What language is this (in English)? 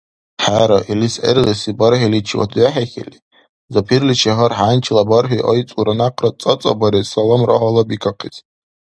Dargwa